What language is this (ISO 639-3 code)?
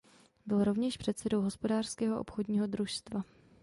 ces